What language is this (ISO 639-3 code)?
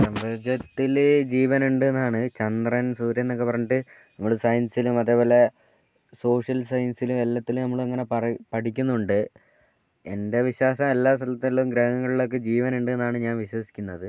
mal